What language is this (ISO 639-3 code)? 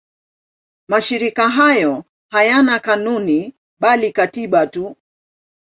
swa